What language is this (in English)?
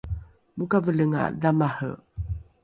Rukai